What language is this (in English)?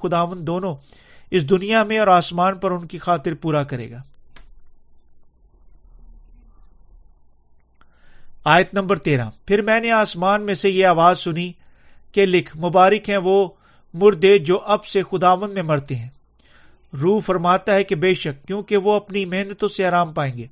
Urdu